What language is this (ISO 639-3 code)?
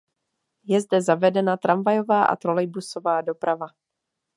ces